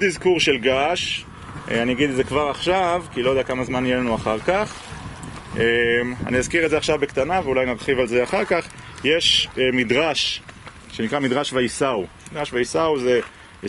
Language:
Hebrew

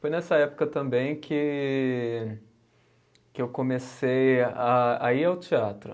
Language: Portuguese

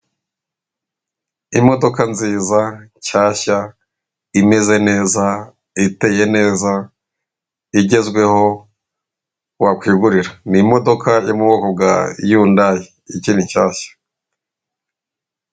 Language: Kinyarwanda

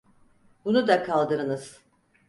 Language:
Turkish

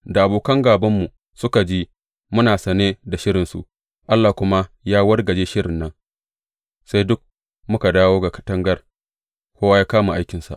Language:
Hausa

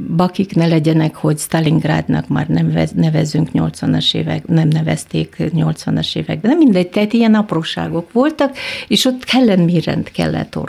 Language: Hungarian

